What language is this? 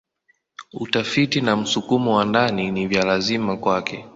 Swahili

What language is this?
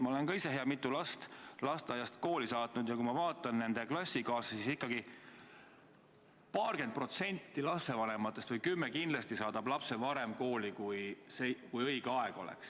Estonian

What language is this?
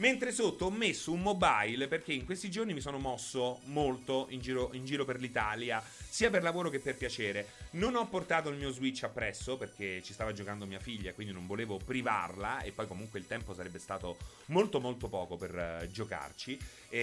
Italian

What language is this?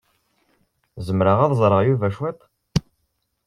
Kabyle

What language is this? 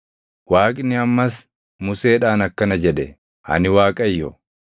Oromo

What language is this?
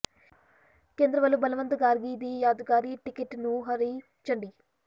Punjabi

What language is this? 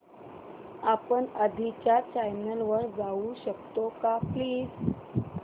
Marathi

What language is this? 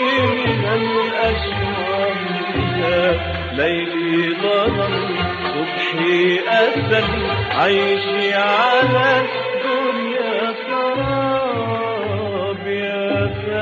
Arabic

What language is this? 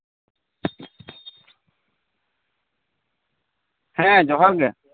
Santali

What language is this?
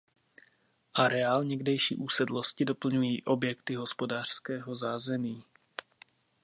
Czech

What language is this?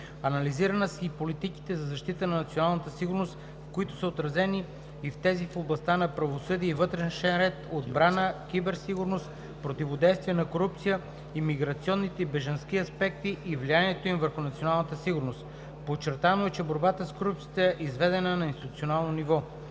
Bulgarian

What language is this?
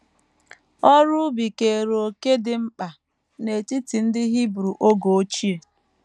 Igbo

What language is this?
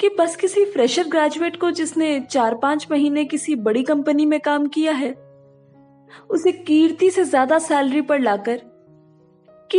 Hindi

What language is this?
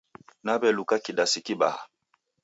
Taita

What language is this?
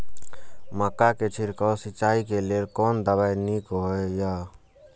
Maithili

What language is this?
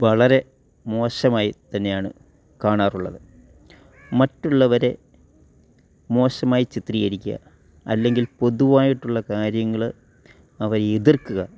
Malayalam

